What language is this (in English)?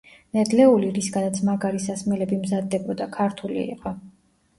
Georgian